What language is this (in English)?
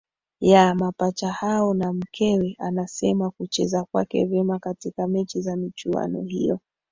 Swahili